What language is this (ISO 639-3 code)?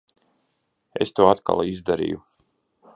lav